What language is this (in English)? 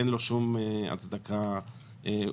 Hebrew